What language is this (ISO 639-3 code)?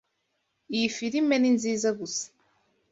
kin